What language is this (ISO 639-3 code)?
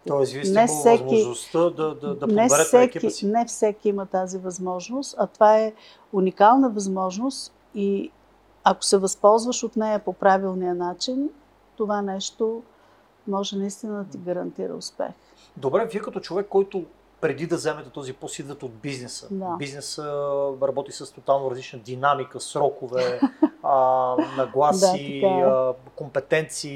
bul